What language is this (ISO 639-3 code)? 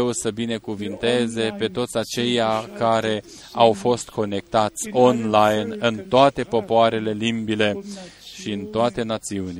ron